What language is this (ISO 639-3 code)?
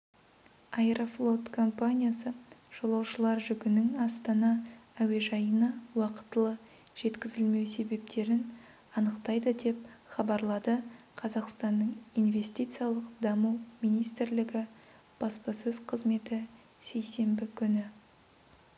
kaz